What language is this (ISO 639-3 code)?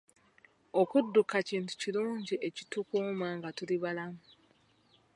lug